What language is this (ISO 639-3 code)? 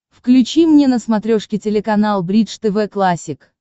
rus